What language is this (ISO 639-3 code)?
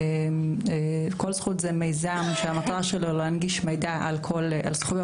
heb